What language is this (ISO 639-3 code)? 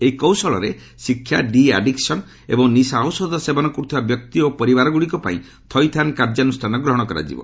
ori